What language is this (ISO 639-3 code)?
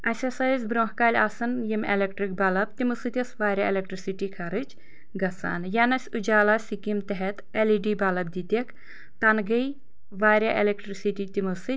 kas